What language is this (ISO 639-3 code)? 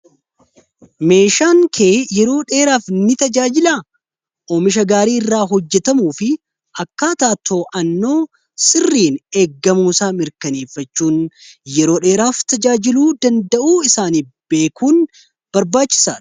orm